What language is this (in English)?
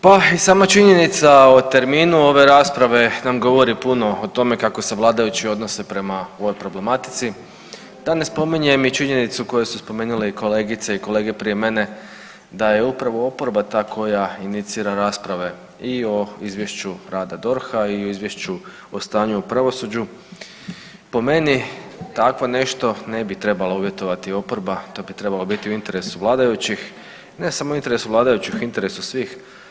Croatian